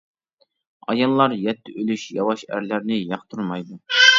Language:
Uyghur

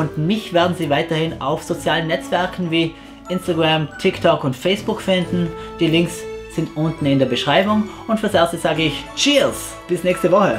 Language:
German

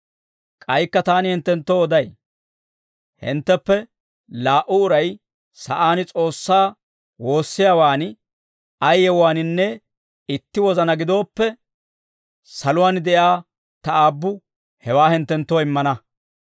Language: Dawro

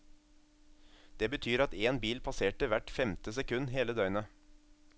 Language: Norwegian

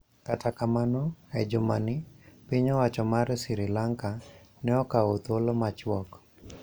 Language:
Luo (Kenya and Tanzania)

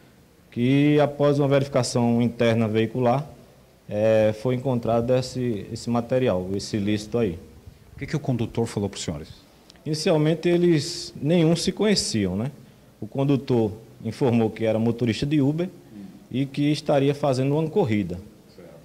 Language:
Portuguese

